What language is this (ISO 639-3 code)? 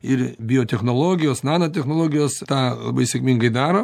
lit